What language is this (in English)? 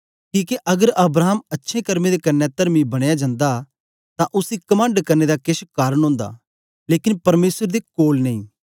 Dogri